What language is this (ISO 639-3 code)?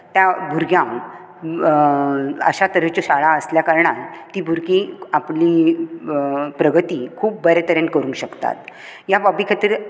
kok